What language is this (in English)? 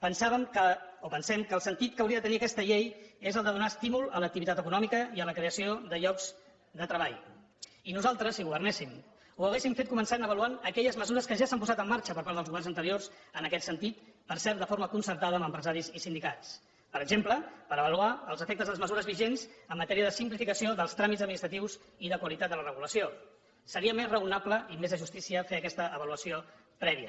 Catalan